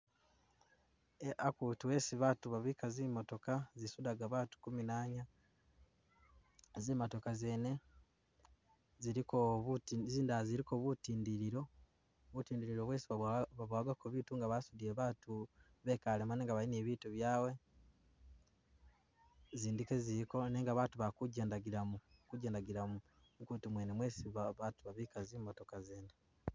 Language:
Masaaba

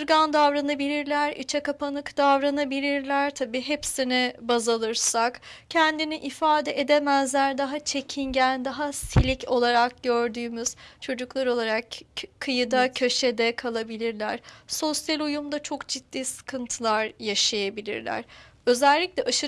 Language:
Turkish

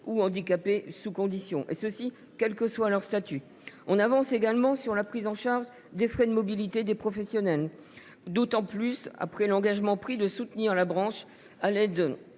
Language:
French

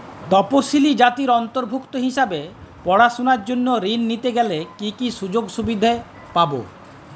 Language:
Bangla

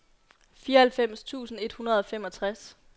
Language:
Danish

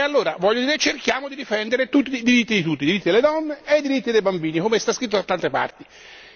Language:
Italian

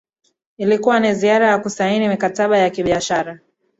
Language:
Swahili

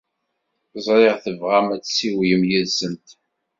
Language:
Kabyle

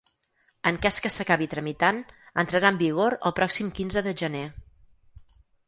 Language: Catalan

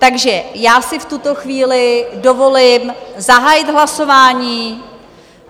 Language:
Czech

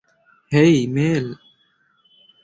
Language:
Bangla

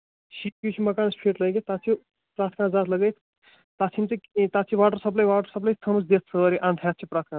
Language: Kashmiri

